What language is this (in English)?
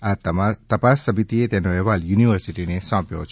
Gujarati